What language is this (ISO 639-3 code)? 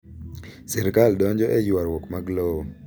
luo